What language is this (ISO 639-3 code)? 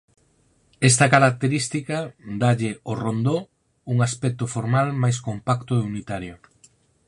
glg